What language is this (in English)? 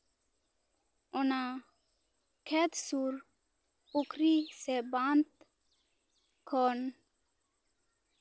Santali